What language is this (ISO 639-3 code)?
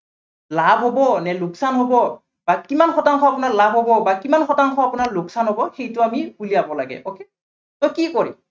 asm